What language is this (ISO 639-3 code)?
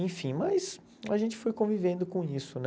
por